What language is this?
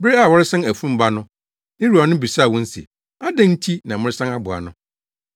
Akan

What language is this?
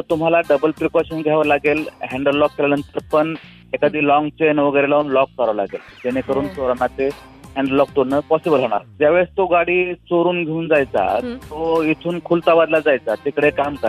Marathi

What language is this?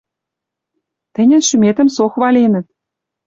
Western Mari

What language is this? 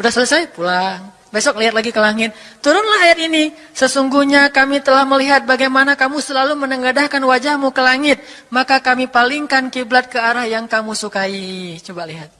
Indonesian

